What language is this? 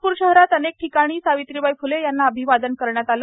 Marathi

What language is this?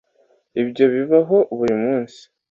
Kinyarwanda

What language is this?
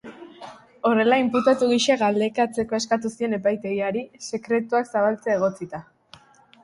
Basque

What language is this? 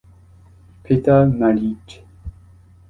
Italian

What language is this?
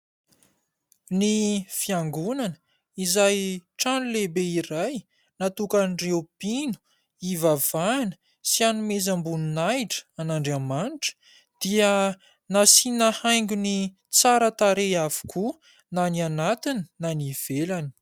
Malagasy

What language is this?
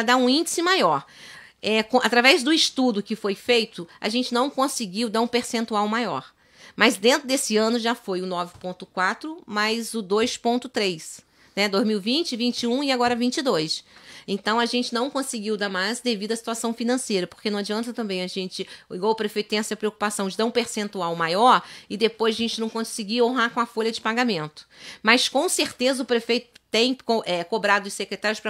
Portuguese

